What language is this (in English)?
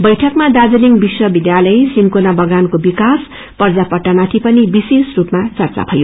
Nepali